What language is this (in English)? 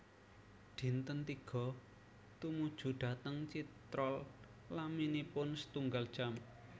Javanese